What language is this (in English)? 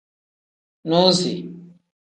Tem